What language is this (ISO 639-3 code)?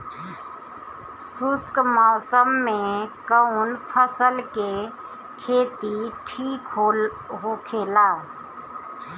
bho